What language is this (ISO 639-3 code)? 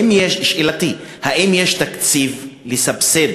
heb